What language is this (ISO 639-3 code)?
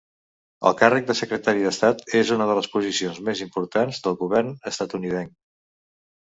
cat